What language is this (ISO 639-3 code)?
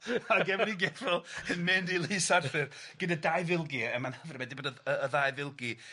cym